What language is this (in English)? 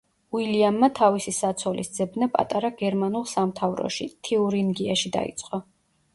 Georgian